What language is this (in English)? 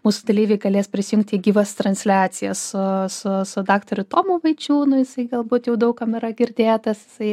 Lithuanian